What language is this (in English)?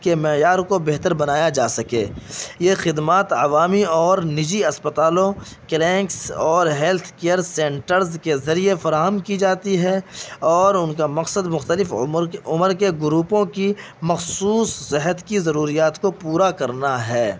Urdu